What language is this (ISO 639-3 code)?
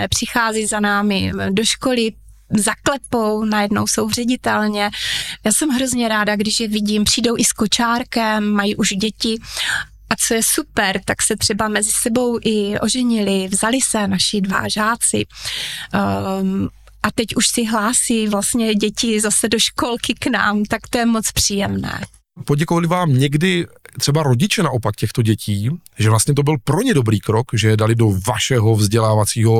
ces